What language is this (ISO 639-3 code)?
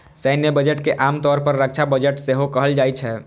mai